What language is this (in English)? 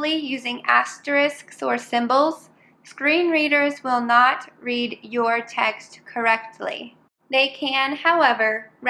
English